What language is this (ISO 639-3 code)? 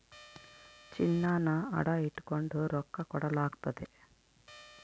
kan